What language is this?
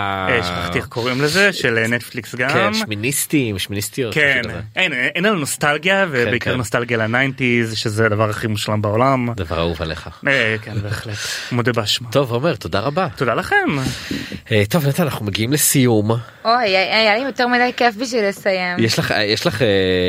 Hebrew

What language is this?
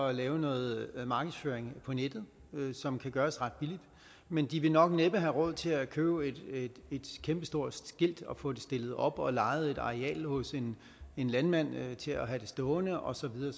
Danish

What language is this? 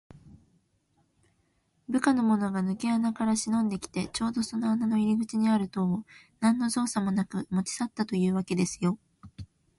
Japanese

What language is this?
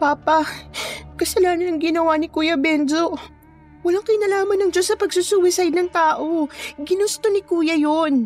Filipino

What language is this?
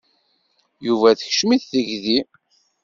Kabyle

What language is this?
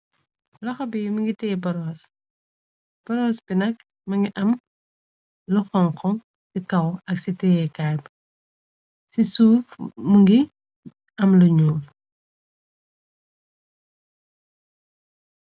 Wolof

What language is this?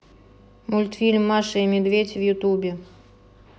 Russian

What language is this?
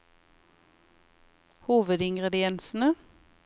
Norwegian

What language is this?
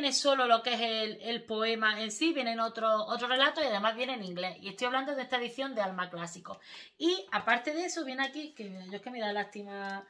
Spanish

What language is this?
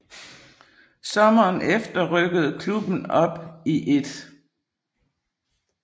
Danish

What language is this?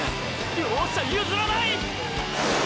Japanese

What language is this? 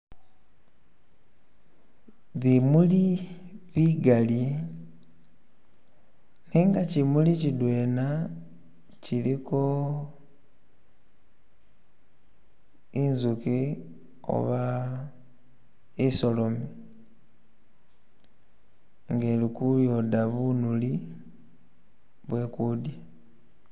Masaaba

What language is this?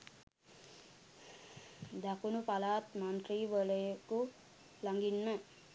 Sinhala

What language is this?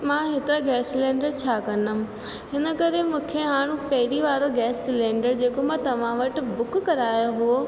Sindhi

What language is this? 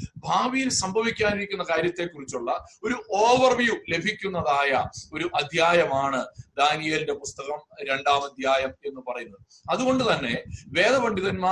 Malayalam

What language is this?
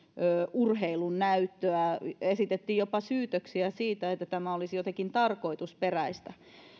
Finnish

